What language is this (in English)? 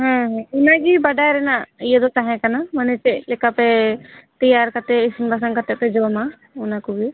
Santali